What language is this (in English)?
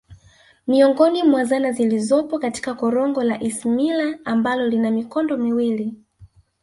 Swahili